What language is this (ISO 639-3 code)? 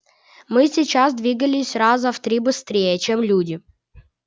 rus